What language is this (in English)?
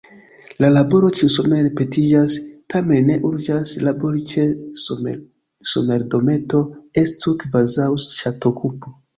Esperanto